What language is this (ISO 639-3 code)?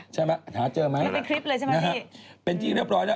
tha